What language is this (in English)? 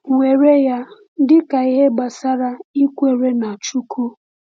Igbo